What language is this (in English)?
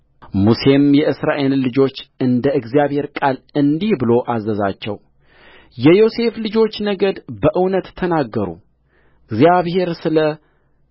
Amharic